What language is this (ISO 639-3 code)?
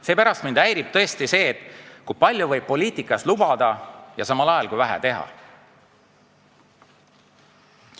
est